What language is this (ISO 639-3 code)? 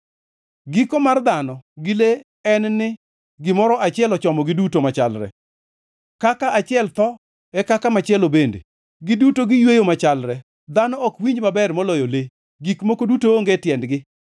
luo